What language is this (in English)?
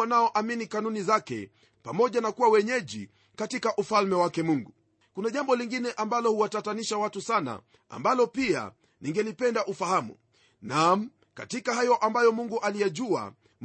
Swahili